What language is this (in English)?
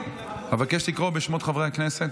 Hebrew